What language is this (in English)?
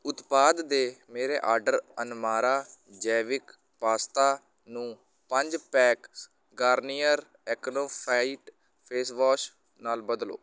Punjabi